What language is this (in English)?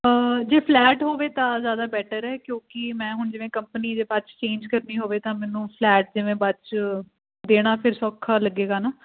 Punjabi